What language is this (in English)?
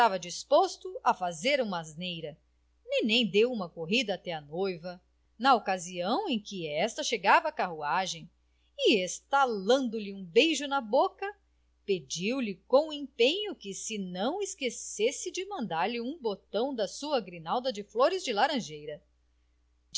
Portuguese